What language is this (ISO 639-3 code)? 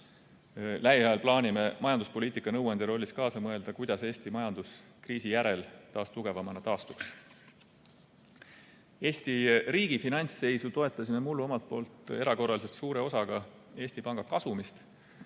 est